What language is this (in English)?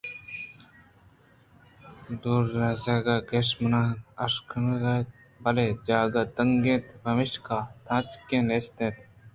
Eastern Balochi